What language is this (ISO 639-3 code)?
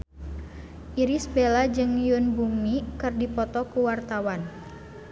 sun